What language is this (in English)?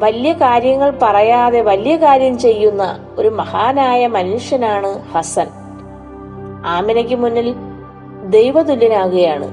Malayalam